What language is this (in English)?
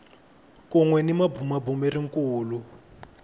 Tsonga